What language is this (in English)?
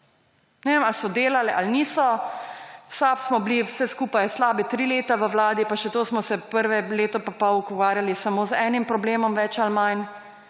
Slovenian